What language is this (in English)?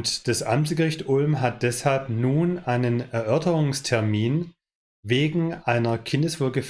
German